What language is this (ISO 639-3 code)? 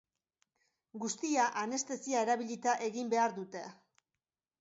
eus